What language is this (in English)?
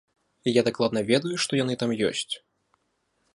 Belarusian